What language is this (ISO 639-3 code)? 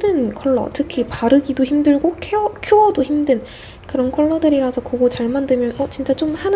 kor